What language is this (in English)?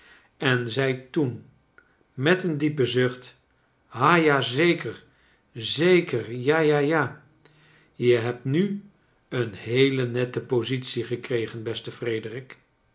Dutch